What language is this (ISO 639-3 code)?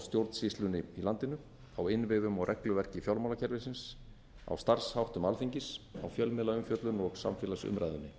isl